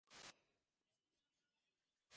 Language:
Bangla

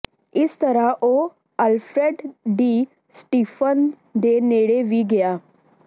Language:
Punjabi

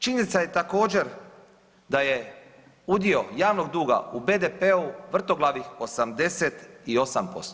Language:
Croatian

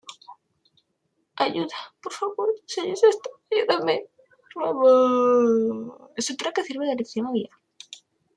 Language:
Spanish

